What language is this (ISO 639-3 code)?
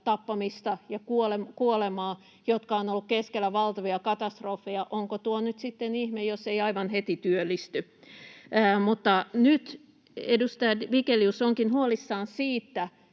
fin